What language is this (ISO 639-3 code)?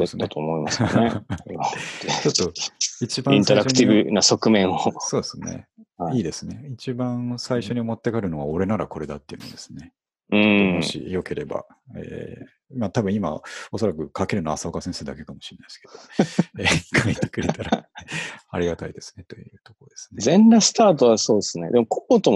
jpn